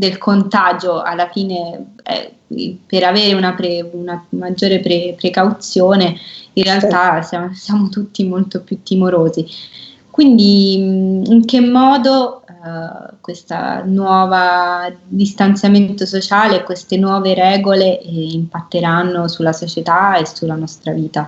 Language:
Italian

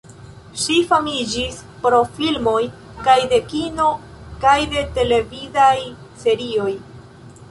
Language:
Esperanto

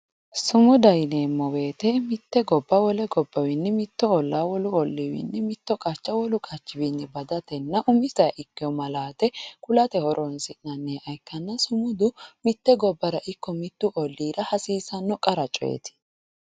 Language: Sidamo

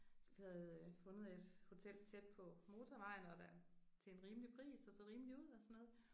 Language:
Danish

